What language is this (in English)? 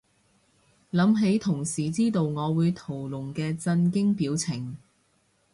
Cantonese